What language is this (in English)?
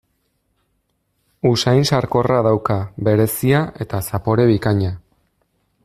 Basque